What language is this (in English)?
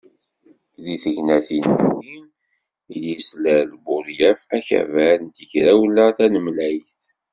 Kabyle